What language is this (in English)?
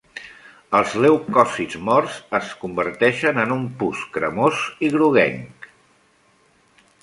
Catalan